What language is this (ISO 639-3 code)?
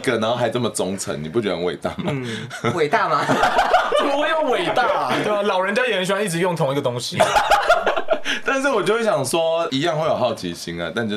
zho